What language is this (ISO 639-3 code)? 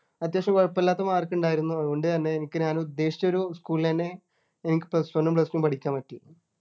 mal